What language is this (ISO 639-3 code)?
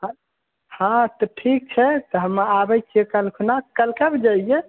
mai